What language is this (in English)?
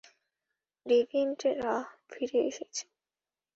Bangla